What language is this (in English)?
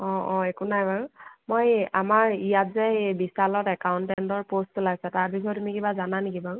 Assamese